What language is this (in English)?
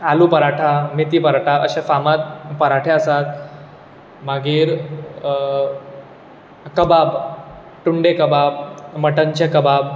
Konkani